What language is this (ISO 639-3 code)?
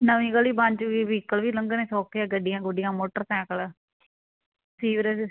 pan